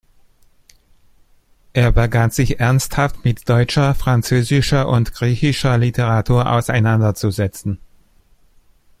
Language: German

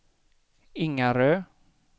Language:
Swedish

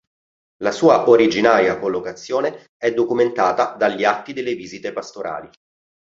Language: Italian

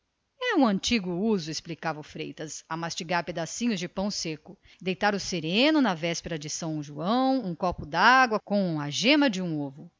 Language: Portuguese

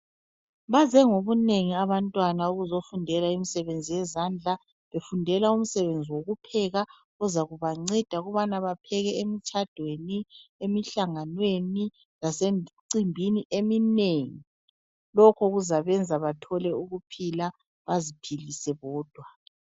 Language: North Ndebele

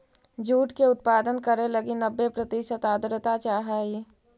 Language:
Magahi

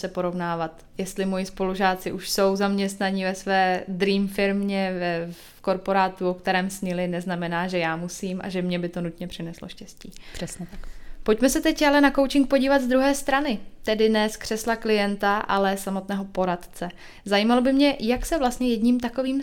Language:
Czech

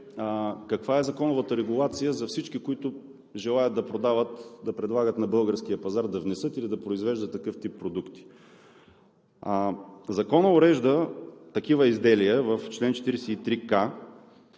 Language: Bulgarian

